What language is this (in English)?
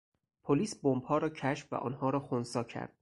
Persian